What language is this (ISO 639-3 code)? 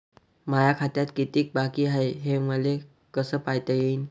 mar